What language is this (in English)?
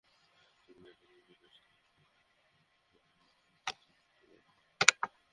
Bangla